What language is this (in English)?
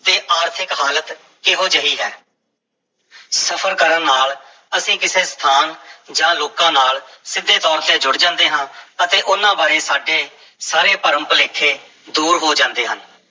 Punjabi